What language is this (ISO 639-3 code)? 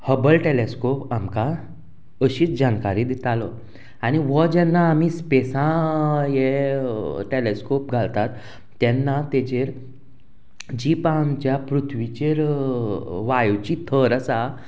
kok